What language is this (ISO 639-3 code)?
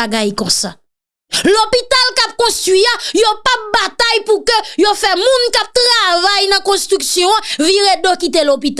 fra